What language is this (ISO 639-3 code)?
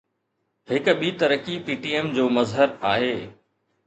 snd